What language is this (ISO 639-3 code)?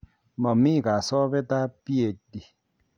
kln